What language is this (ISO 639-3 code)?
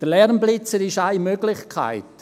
gsw